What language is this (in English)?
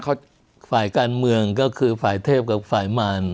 Thai